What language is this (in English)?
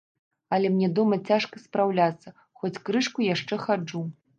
Belarusian